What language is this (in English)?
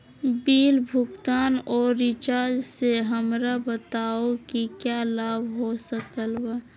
Magahi